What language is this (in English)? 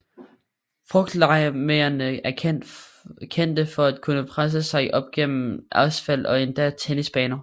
Danish